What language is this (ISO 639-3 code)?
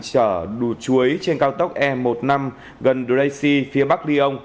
vie